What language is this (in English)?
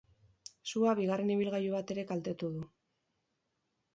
Basque